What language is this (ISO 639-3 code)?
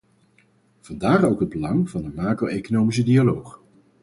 nld